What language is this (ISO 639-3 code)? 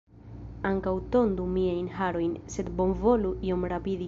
epo